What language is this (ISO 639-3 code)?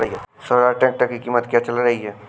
hin